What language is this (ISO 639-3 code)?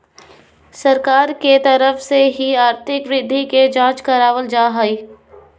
mag